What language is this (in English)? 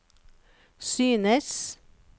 Norwegian